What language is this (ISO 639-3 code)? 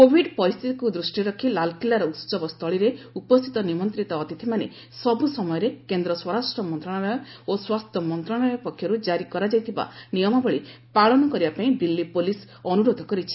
ori